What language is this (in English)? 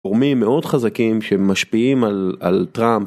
Hebrew